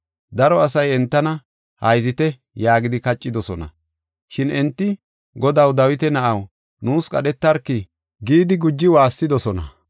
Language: Gofa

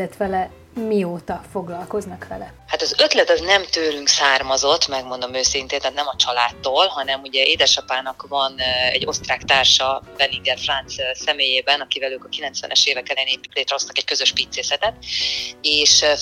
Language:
Hungarian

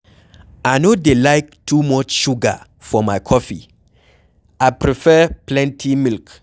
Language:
Nigerian Pidgin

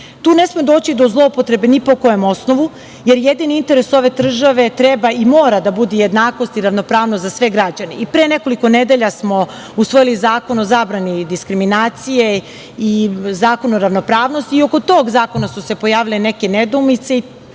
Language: Serbian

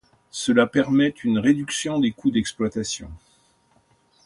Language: French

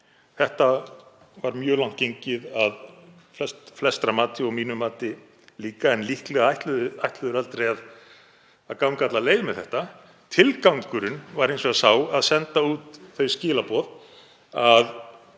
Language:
Icelandic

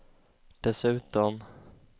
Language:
Swedish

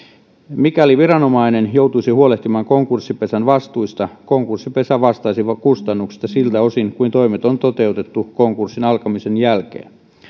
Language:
Finnish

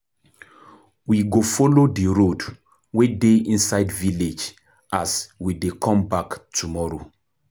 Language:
Nigerian Pidgin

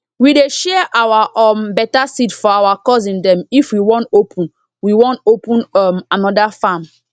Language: Nigerian Pidgin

